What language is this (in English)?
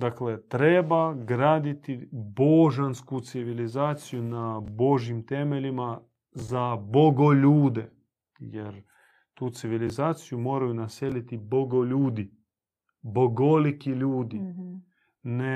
Croatian